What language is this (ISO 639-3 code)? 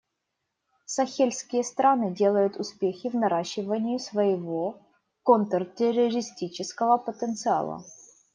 rus